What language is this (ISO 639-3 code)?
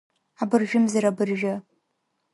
abk